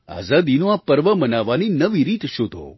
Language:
Gujarati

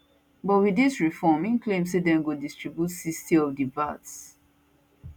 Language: Nigerian Pidgin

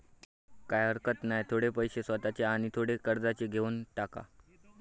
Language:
Marathi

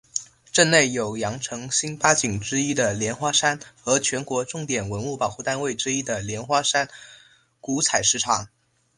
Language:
Chinese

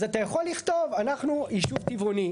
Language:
Hebrew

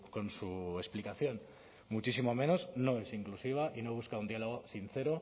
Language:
Spanish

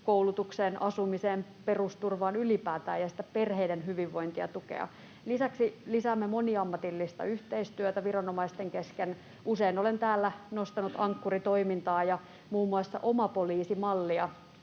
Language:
Finnish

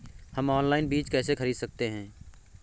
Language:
Hindi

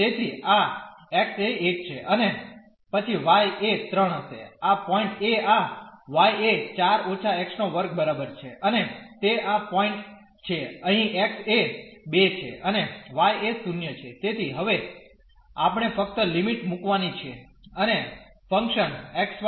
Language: Gujarati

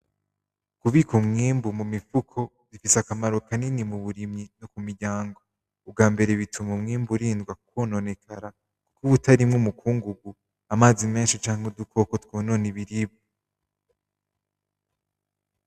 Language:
Rundi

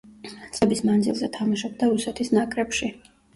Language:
Georgian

